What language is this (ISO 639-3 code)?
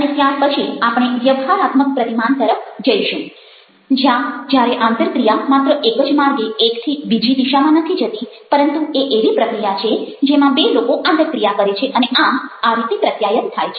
guj